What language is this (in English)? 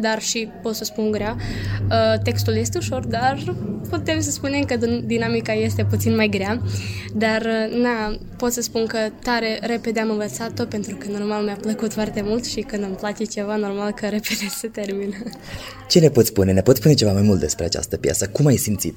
Romanian